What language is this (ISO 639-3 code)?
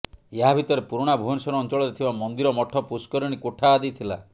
ori